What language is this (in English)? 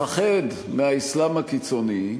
Hebrew